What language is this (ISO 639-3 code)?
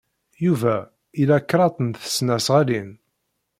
kab